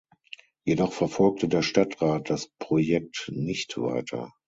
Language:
German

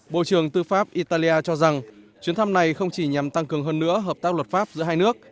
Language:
Vietnamese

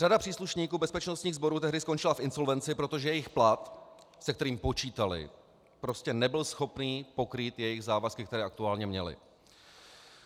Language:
Czech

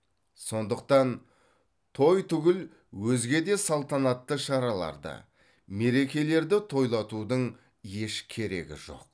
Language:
Kazakh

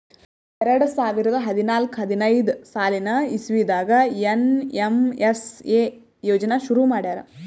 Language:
Kannada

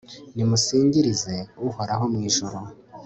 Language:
Kinyarwanda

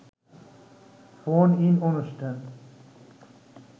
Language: Bangla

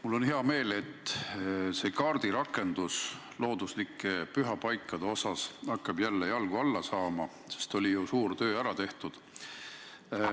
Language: Estonian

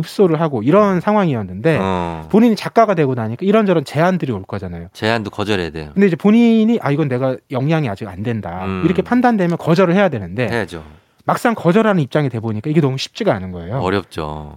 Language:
Korean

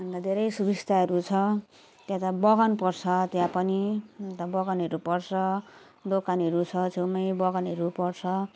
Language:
Nepali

